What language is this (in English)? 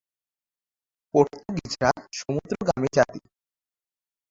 Bangla